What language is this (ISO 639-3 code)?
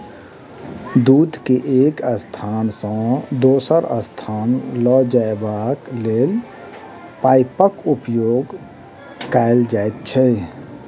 mai